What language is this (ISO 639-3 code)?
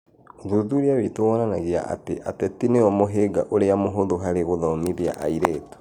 kik